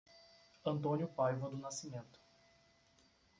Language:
Portuguese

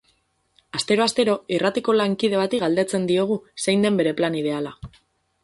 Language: Basque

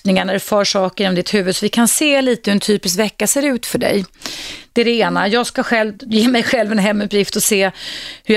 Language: Swedish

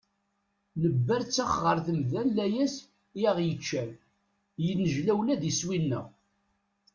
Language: Kabyle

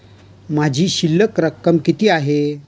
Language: Marathi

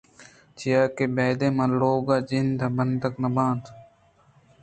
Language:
Eastern Balochi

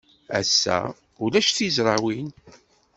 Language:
Kabyle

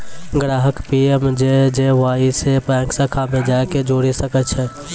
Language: Maithili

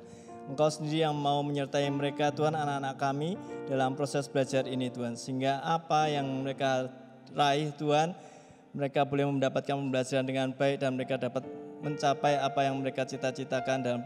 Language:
Indonesian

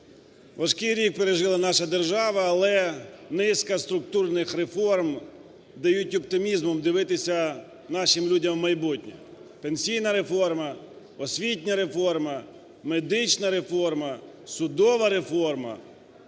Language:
Ukrainian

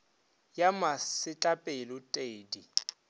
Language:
Northern Sotho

